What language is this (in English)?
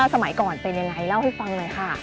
Thai